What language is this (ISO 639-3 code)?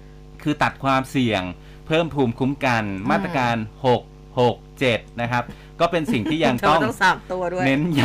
tha